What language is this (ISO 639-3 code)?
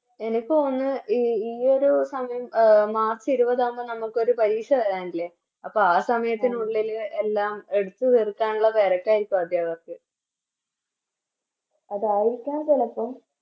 mal